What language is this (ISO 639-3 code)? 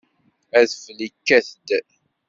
kab